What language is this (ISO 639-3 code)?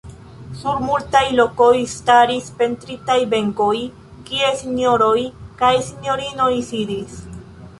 epo